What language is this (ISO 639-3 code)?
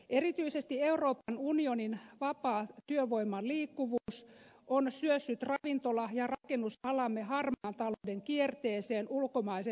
fin